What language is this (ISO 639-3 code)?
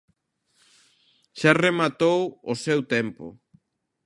glg